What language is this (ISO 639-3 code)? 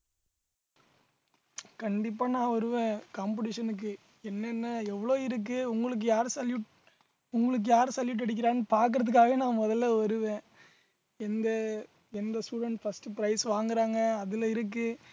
tam